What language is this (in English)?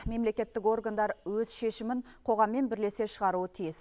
Kazakh